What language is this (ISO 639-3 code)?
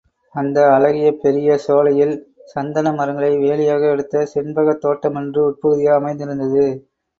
tam